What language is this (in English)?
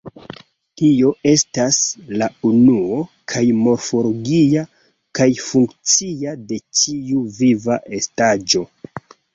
Esperanto